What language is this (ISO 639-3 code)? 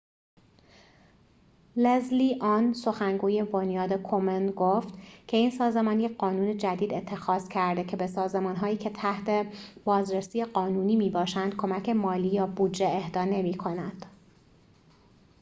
fas